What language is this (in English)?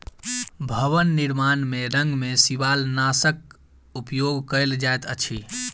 Maithili